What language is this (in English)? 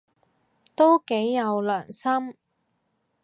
Cantonese